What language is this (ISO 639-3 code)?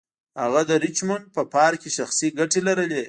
pus